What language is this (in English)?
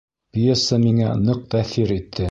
Bashkir